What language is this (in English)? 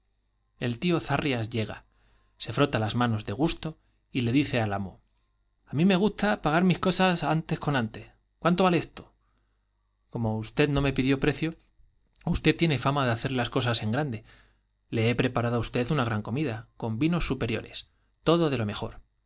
Spanish